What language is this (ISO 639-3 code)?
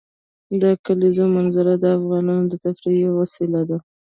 pus